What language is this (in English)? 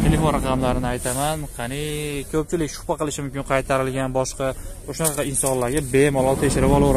Turkish